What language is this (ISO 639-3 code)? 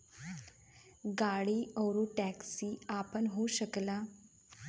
bho